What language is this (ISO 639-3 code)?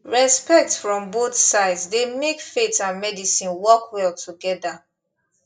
pcm